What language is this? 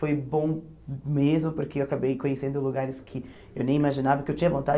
Portuguese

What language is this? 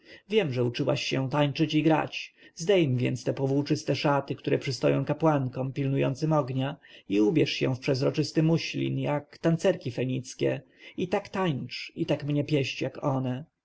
Polish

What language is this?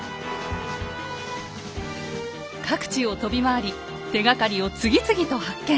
Japanese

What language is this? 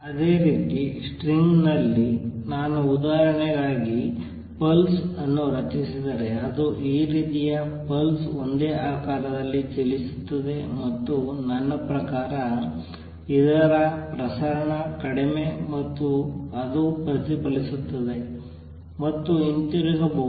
Kannada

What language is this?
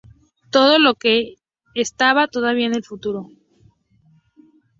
Spanish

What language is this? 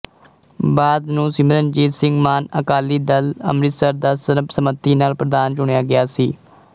Punjabi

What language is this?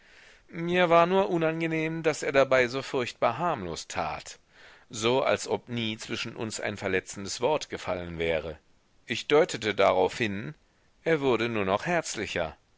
German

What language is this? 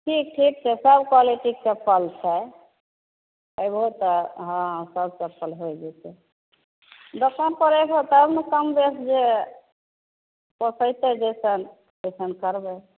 Maithili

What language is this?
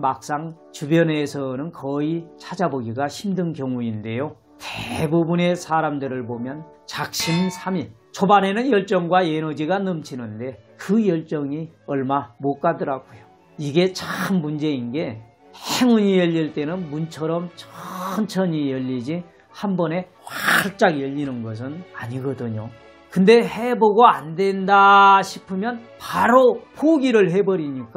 Korean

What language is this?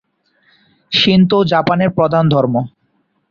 Bangla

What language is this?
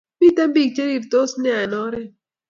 Kalenjin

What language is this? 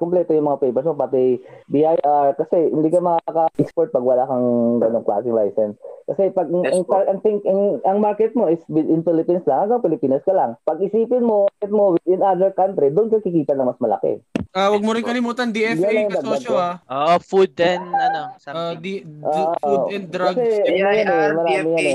Filipino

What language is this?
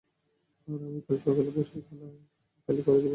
Bangla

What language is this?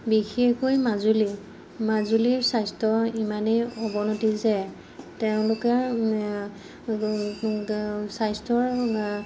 Assamese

